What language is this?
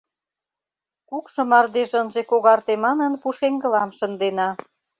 Mari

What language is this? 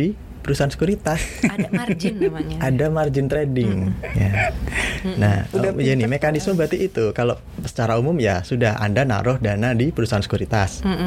Indonesian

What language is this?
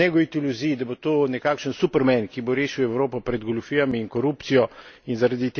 Slovenian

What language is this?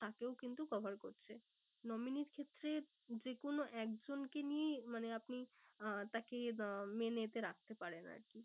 Bangla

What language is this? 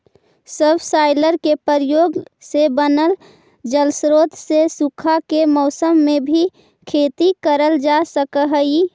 Magahi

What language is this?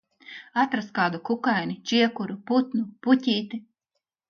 Latvian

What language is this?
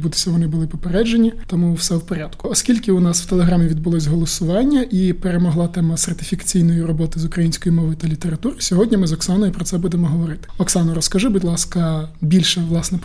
Ukrainian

